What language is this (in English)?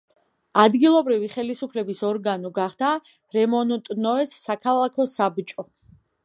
Georgian